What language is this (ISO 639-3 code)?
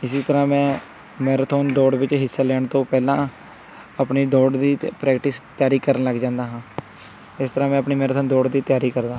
pan